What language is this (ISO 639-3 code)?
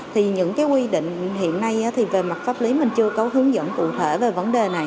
vie